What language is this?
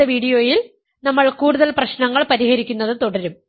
Malayalam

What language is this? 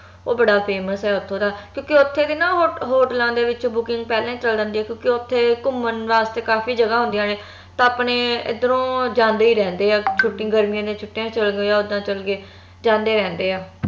Punjabi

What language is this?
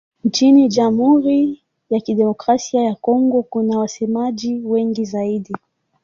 Swahili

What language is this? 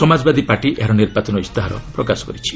Odia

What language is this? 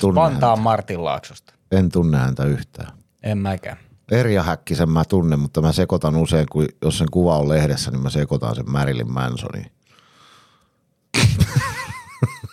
Finnish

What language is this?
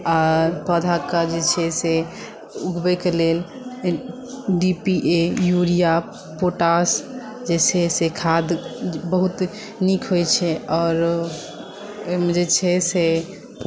Maithili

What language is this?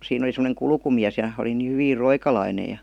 Finnish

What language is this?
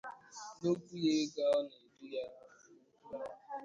Igbo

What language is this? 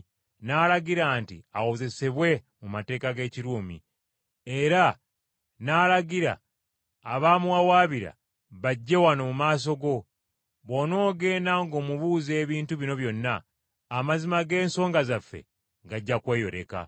Ganda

